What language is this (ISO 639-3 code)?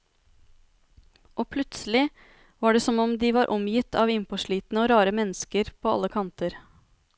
nor